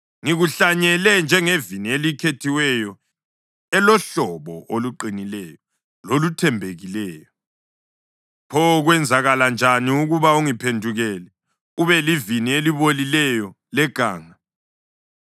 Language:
North Ndebele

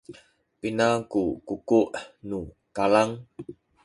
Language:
Sakizaya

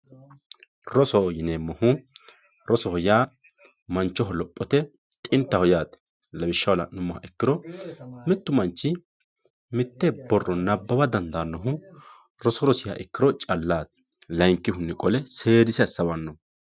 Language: Sidamo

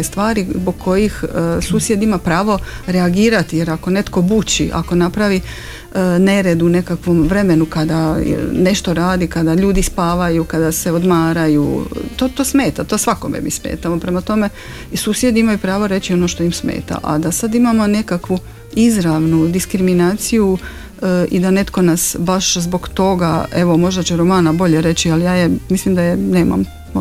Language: Croatian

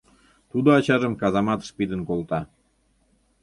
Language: Mari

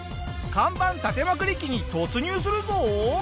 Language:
Japanese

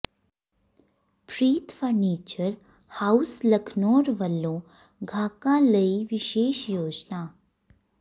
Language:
Punjabi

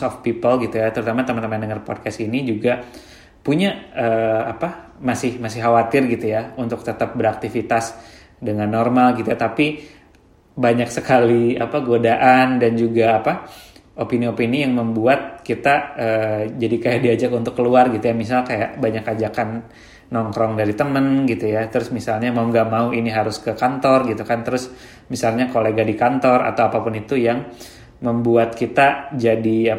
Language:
Indonesian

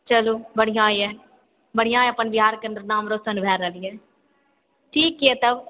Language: Maithili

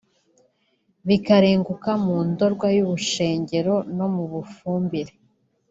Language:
Kinyarwanda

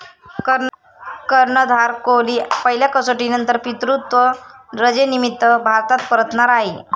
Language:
Marathi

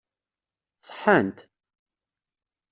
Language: Kabyle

